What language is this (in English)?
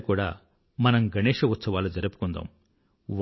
Telugu